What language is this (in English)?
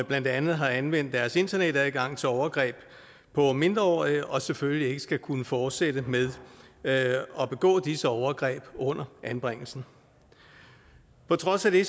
Danish